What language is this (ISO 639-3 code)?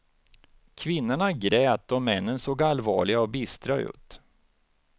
swe